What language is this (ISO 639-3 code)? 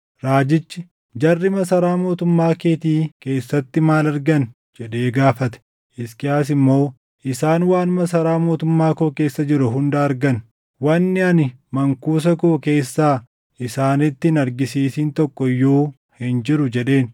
orm